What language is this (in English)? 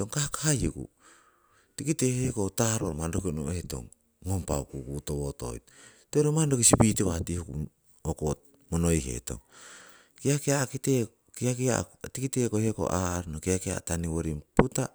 Siwai